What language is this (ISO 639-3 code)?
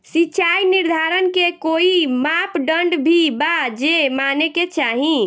bho